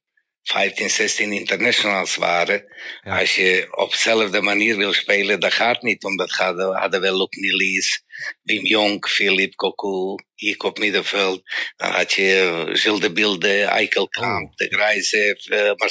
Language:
Dutch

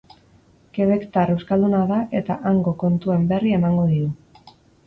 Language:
Basque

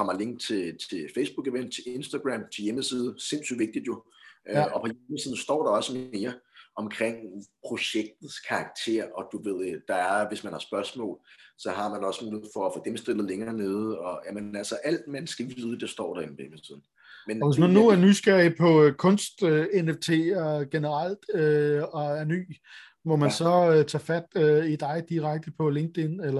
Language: Danish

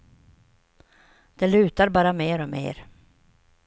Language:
Swedish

